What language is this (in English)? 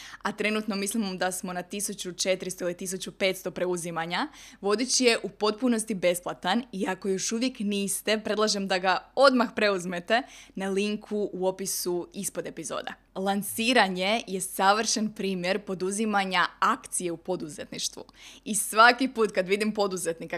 Croatian